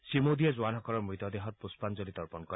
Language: Assamese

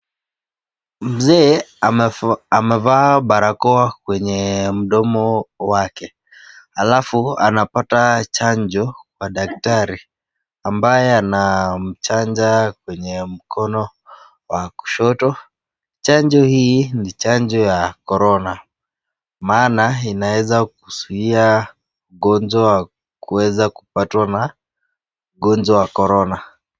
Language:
Swahili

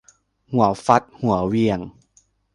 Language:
Thai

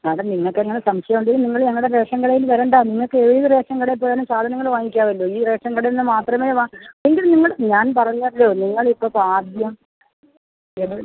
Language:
Malayalam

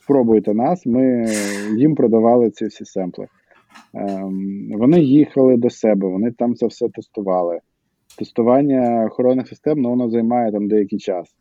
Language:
Ukrainian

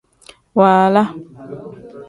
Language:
Tem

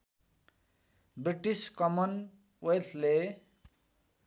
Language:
Nepali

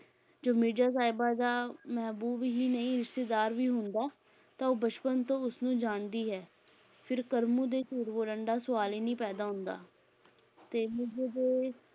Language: Punjabi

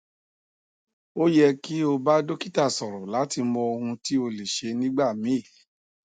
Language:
Yoruba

